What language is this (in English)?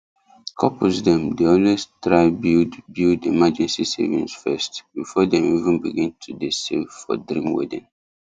Nigerian Pidgin